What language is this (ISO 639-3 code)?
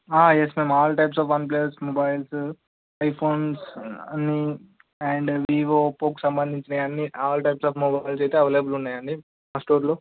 tel